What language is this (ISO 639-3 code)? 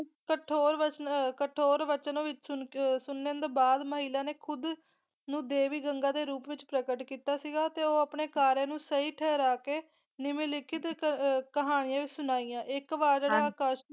pan